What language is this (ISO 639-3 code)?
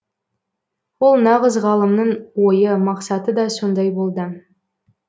kaz